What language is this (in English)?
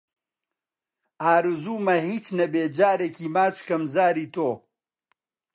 Central Kurdish